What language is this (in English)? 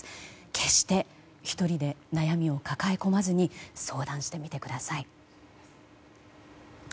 Japanese